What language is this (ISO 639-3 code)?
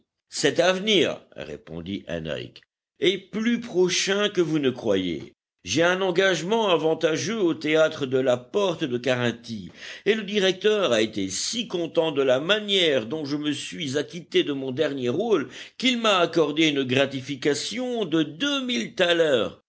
fra